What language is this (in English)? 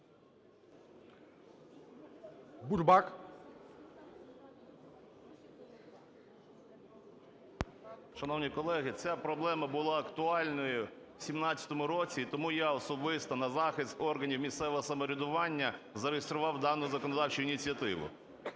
Ukrainian